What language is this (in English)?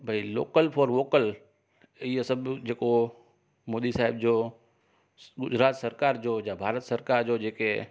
Sindhi